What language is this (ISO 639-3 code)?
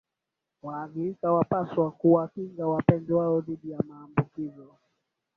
swa